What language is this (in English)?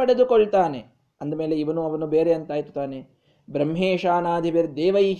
Kannada